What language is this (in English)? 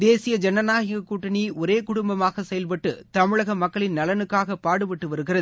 Tamil